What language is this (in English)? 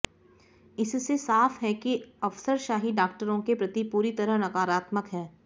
Hindi